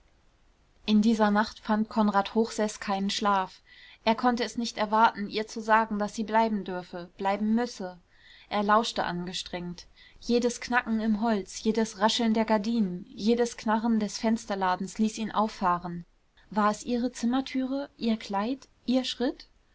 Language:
German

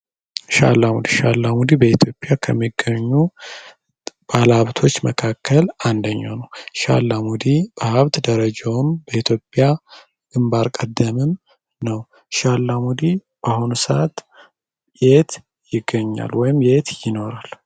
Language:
Amharic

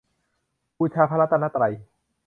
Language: Thai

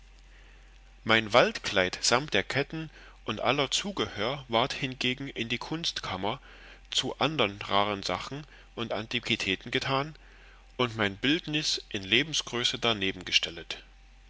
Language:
German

